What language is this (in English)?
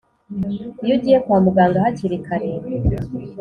Kinyarwanda